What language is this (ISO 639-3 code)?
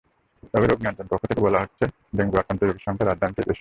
ben